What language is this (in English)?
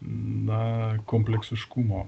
Lithuanian